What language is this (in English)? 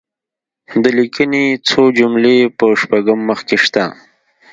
Pashto